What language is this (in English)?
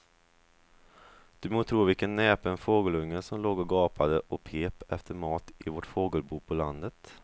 Swedish